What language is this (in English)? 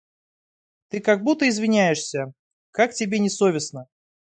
Russian